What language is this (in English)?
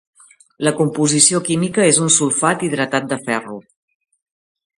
Catalan